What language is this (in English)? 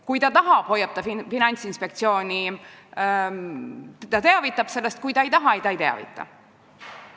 Estonian